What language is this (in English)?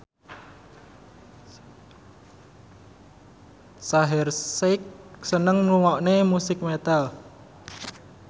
Javanese